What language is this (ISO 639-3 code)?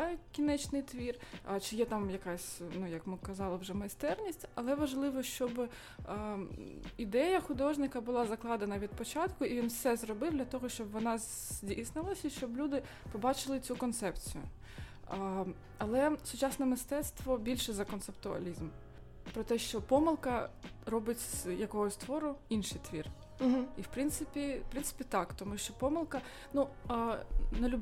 ukr